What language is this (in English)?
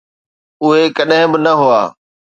Sindhi